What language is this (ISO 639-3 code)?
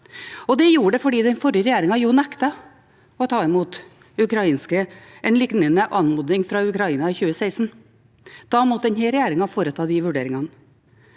nor